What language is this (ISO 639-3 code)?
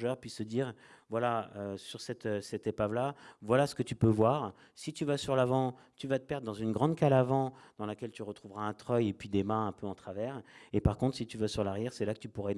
fra